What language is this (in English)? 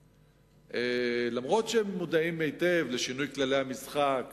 Hebrew